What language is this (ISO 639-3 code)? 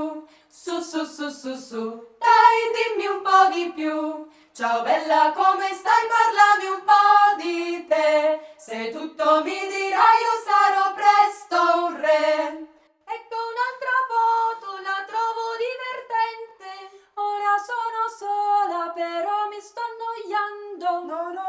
ita